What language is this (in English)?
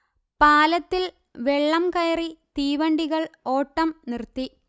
Malayalam